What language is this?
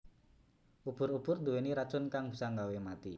Javanese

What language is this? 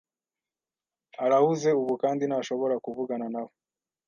Kinyarwanda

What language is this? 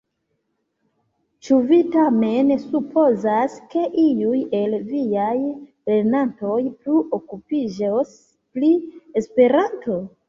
Esperanto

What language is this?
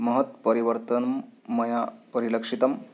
Sanskrit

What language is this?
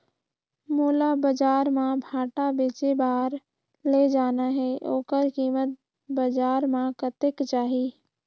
Chhattisgarhi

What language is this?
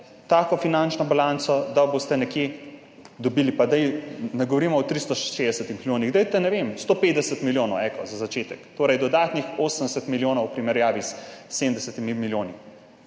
Slovenian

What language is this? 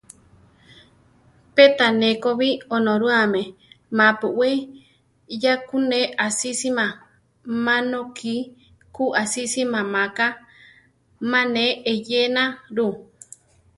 Central Tarahumara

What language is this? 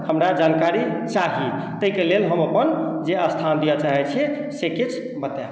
Maithili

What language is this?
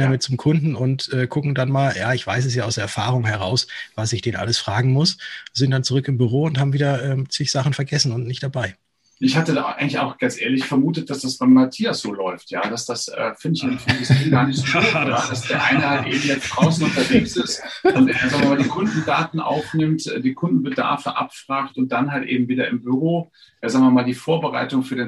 German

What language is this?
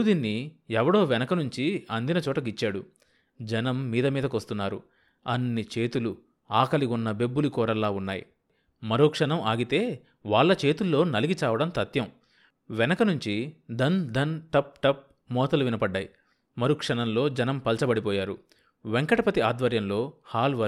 Telugu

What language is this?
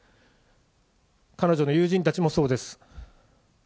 Japanese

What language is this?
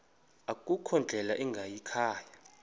Xhosa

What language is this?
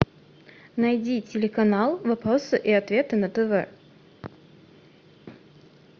Russian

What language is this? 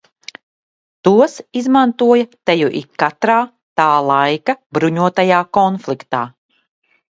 Latvian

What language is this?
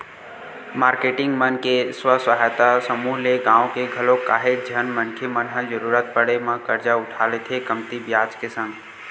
Chhattisgarhi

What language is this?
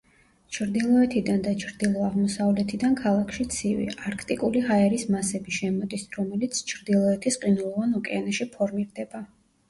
Georgian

